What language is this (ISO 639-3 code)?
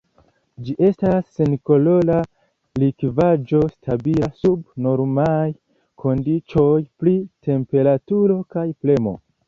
epo